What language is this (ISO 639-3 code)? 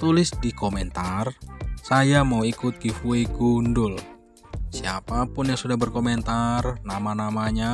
ind